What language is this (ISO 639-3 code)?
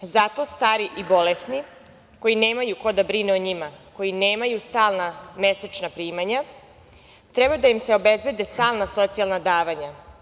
srp